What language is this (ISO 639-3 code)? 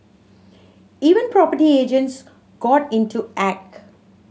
eng